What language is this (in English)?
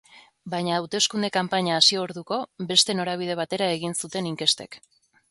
Basque